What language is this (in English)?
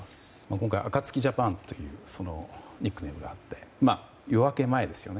Japanese